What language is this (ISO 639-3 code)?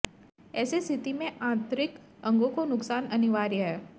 hin